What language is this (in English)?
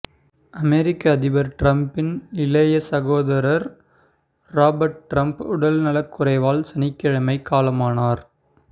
Tamil